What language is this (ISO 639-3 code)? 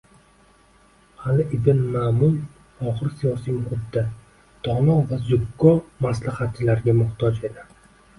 uzb